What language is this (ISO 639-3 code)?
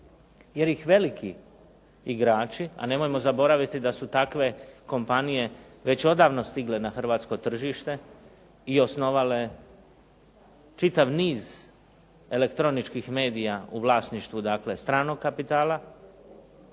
hrv